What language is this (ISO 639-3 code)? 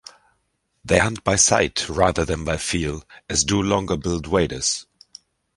eng